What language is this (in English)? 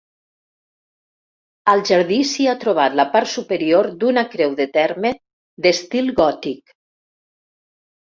Catalan